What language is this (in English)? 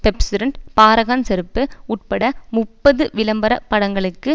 Tamil